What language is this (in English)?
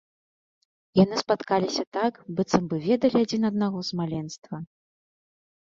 Belarusian